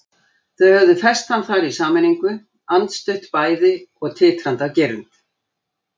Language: Icelandic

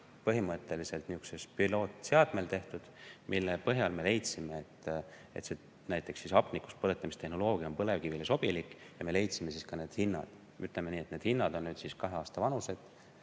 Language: Estonian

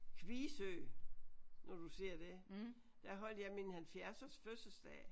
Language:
Danish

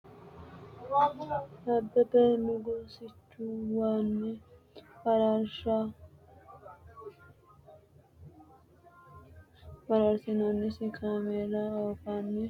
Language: Sidamo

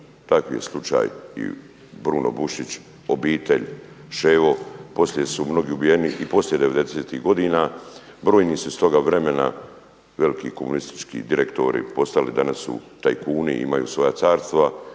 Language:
Croatian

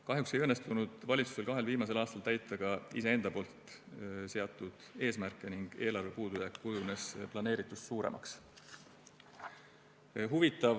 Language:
Estonian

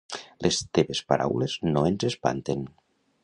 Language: Catalan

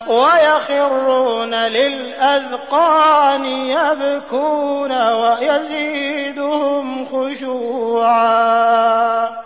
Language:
Arabic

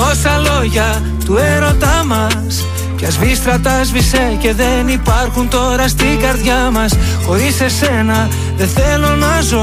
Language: Greek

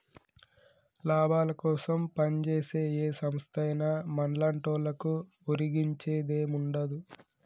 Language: Telugu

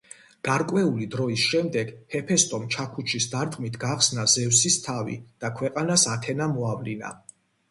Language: Georgian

